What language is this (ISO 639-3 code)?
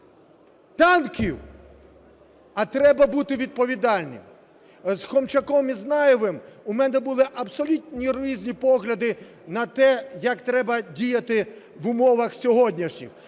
ukr